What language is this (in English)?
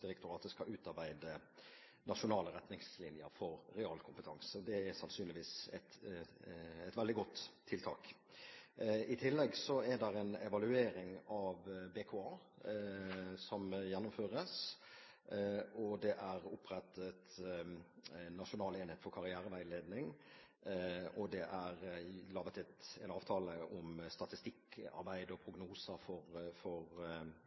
Norwegian Bokmål